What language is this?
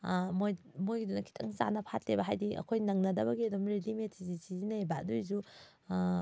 Manipuri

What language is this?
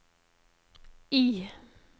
Norwegian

